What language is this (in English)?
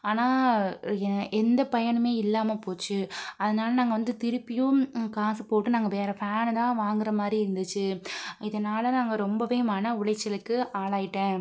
Tamil